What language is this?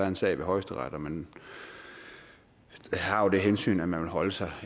Danish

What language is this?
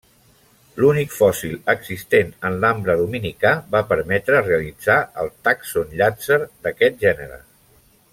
Catalan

